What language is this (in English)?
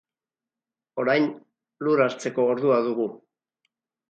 Basque